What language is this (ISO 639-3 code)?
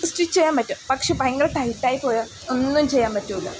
mal